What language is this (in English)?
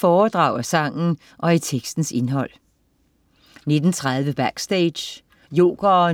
Danish